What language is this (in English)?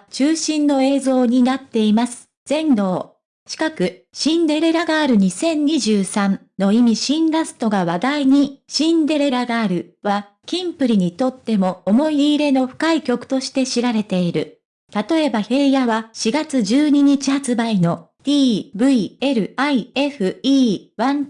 Japanese